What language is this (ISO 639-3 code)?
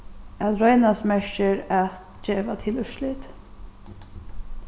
fao